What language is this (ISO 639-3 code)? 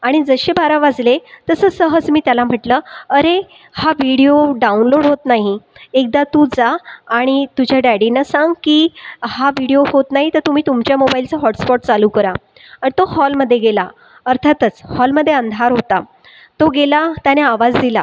mar